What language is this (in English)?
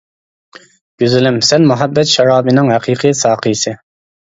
Uyghur